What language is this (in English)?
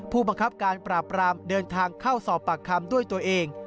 Thai